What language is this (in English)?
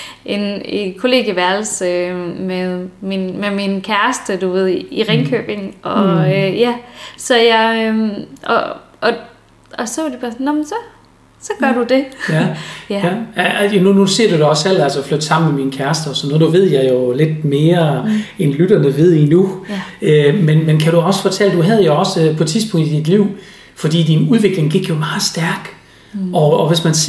Danish